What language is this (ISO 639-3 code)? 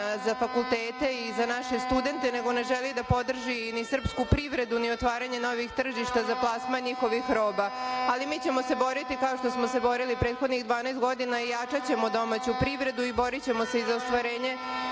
srp